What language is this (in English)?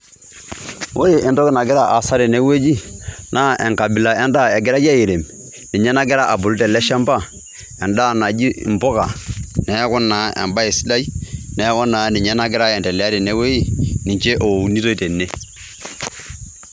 Masai